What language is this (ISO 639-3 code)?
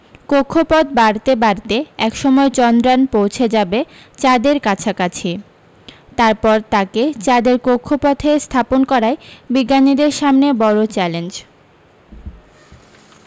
ben